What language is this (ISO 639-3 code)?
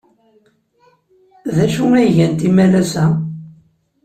kab